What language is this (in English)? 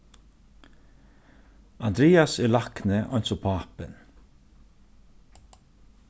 Faroese